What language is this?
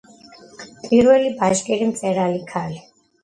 Georgian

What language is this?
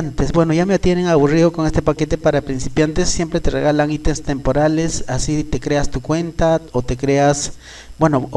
Spanish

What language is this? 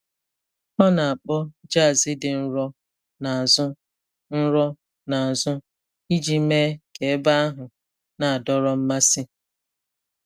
Igbo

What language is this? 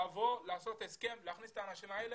Hebrew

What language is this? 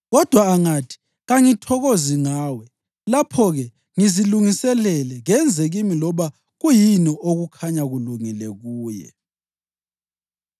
North Ndebele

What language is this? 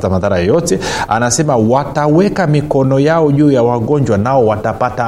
Swahili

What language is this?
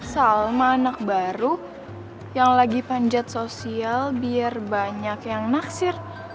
Indonesian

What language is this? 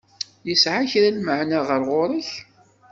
Kabyle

